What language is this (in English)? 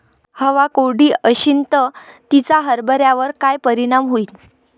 Marathi